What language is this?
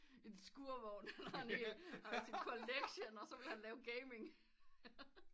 Danish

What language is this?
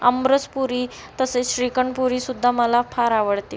Marathi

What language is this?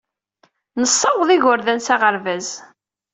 Kabyle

